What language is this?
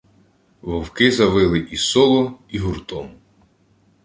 Ukrainian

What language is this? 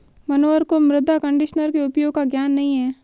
Hindi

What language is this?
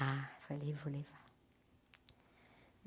Portuguese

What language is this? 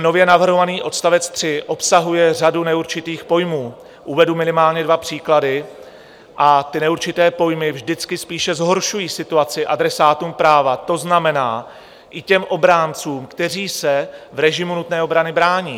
Czech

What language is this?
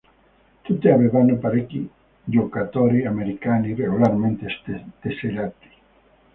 Italian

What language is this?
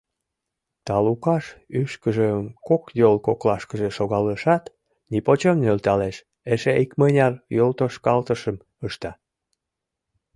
Mari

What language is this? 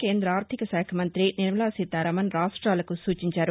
Telugu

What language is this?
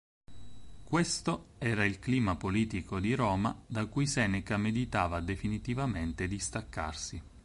Italian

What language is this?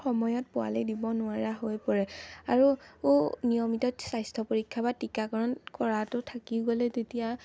Assamese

